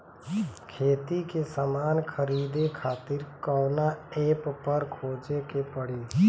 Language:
Bhojpuri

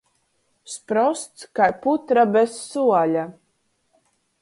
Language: Latgalian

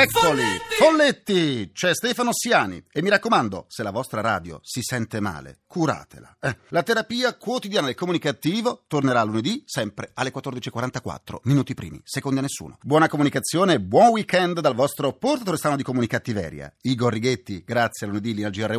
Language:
Italian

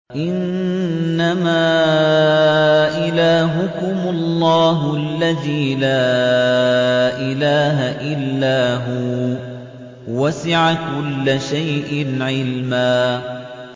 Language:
Arabic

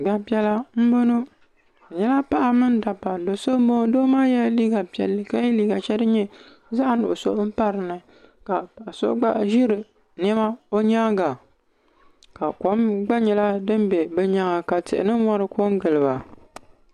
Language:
Dagbani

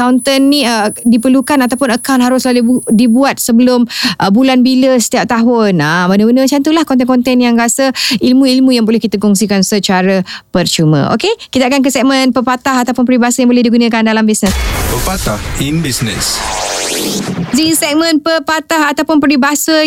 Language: Malay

